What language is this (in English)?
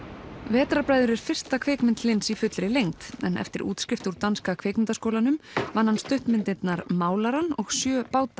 Icelandic